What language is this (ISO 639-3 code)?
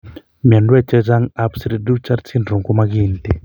kln